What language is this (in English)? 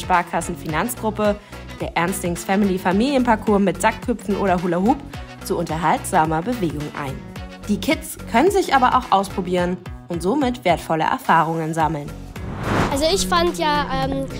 German